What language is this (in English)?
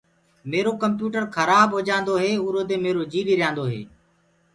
Gurgula